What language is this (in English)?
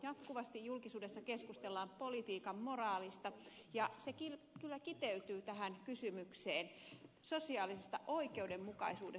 Finnish